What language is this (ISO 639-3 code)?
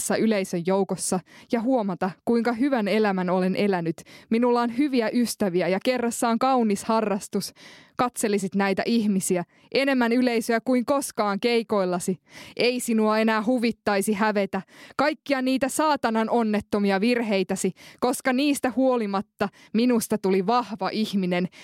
fin